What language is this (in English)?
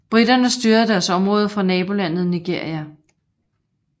Danish